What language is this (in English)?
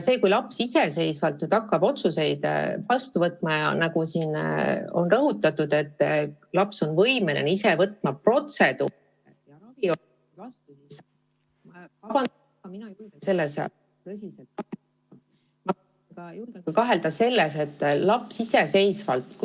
Estonian